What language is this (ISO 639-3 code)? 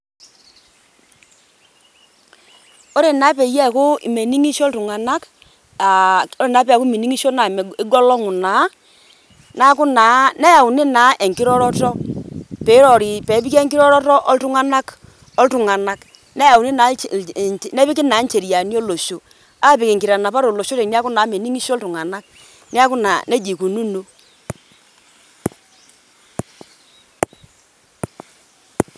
mas